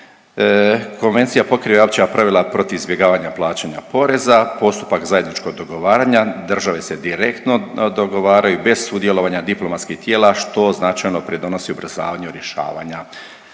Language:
Croatian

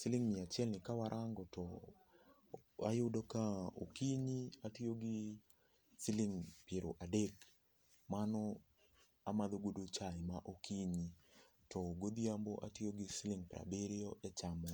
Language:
Luo (Kenya and Tanzania)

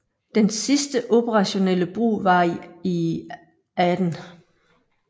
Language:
Danish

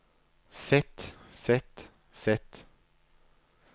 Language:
Norwegian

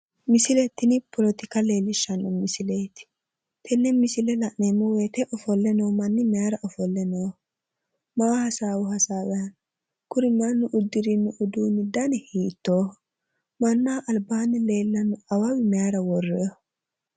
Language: Sidamo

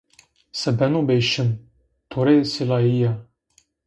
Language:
Zaza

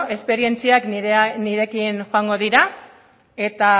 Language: Basque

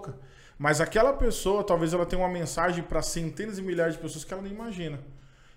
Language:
Portuguese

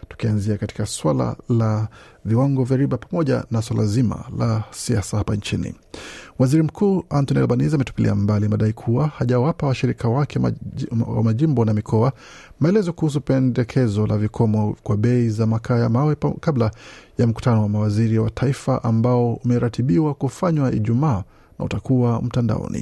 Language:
Swahili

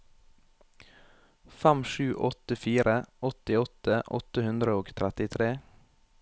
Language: Norwegian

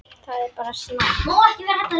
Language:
Icelandic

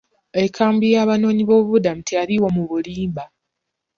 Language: Ganda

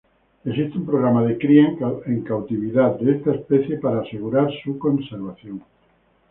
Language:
Spanish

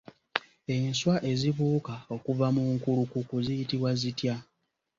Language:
Ganda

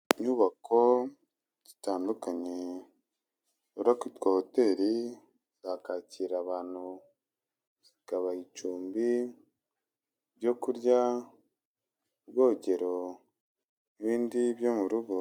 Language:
Kinyarwanda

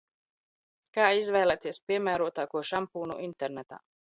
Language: Latvian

